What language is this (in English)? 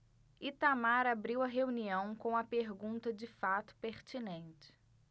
Portuguese